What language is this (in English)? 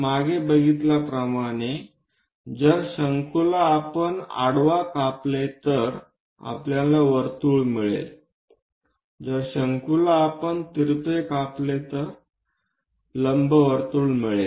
Marathi